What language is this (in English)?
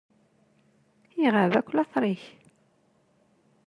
Kabyle